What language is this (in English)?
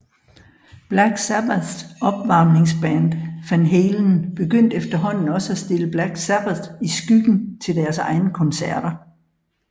Danish